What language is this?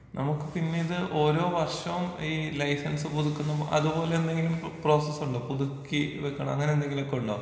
Malayalam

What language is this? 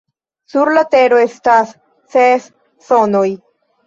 Esperanto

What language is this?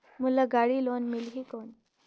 Chhattisgarhi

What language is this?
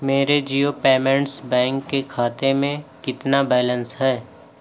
Urdu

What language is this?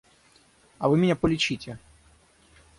Russian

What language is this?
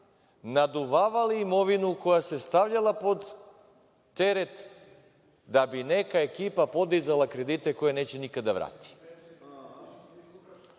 Serbian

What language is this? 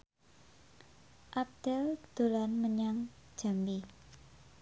Javanese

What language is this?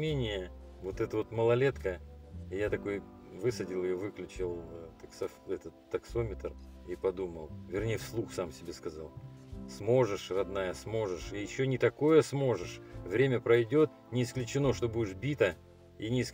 Russian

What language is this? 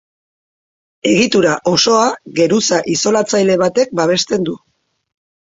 Basque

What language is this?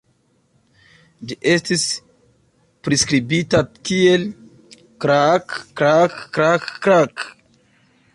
Esperanto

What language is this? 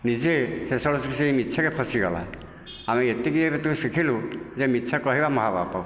Odia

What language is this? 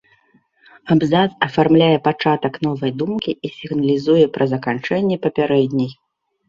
Belarusian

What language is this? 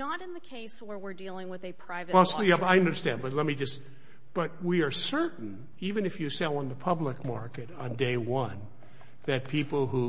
English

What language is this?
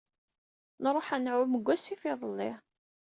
Kabyle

